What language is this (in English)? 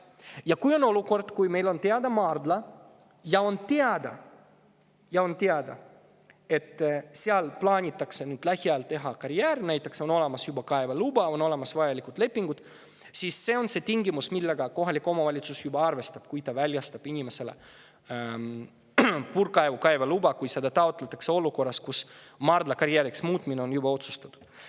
Estonian